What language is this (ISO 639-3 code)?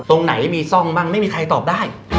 tha